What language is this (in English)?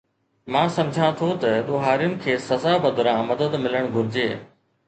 Sindhi